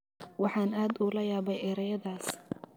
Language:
Somali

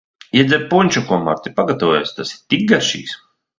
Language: Latvian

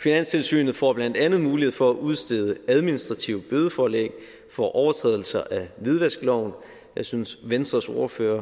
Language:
Danish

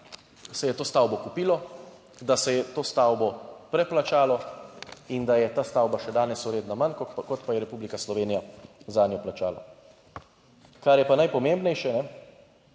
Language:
Slovenian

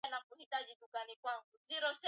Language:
Swahili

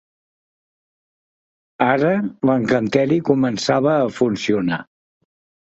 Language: Catalan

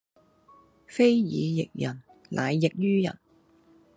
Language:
Cantonese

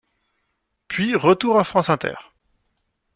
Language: French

